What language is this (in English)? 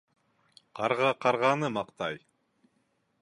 Bashkir